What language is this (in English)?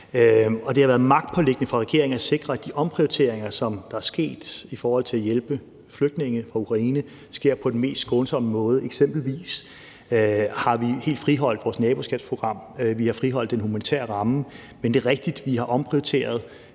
Danish